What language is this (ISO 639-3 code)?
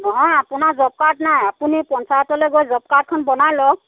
asm